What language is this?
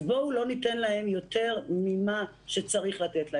Hebrew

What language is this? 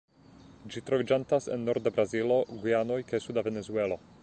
Esperanto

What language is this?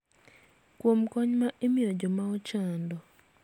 Luo (Kenya and Tanzania)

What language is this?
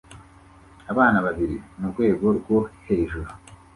Kinyarwanda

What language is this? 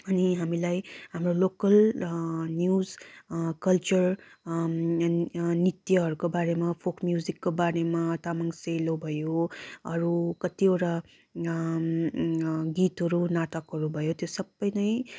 Nepali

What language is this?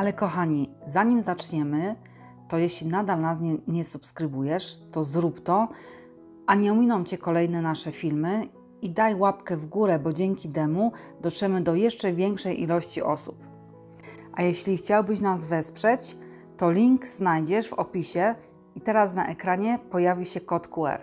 Polish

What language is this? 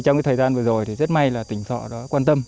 Vietnamese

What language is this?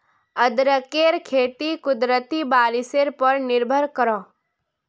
Magahi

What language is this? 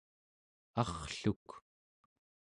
Central Yupik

